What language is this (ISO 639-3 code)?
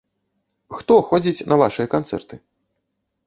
bel